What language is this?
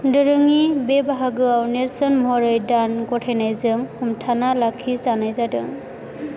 Bodo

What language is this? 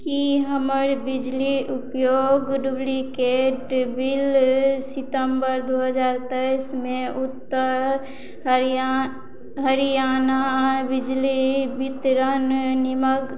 Maithili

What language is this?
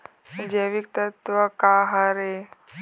Chhattisgarhi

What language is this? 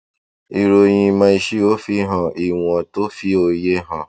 Yoruba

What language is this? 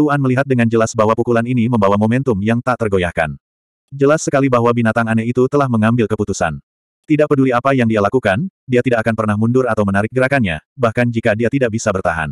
Indonesian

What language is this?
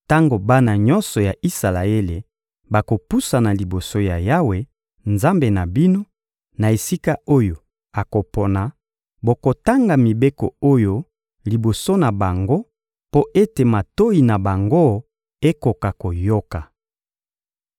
Lingala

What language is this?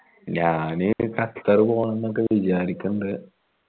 Malayalam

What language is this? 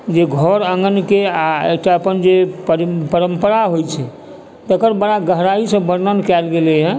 Maithili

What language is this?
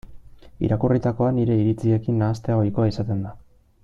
Basque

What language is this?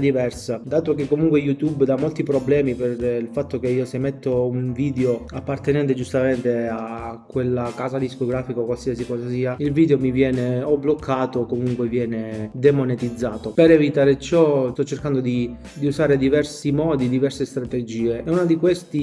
Italian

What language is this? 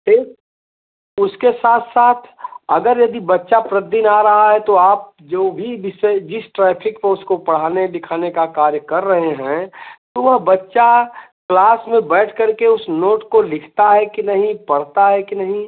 Hindi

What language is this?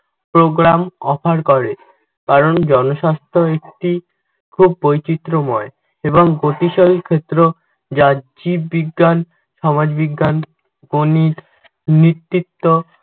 Bangla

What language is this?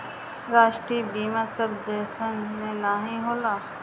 Bhojpuri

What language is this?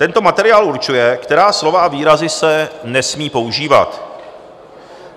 Czech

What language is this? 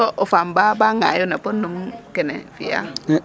Serer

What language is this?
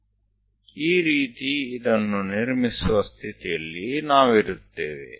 Gujarati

